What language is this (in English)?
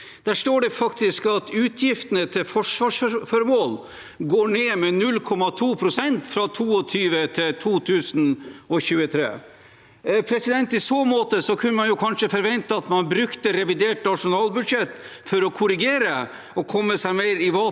Norwegian